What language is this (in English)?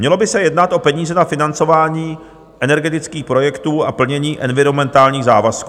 Czech